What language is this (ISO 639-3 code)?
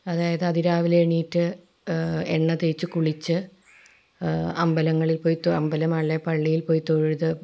mal